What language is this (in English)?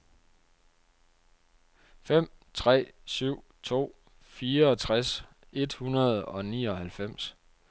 Danish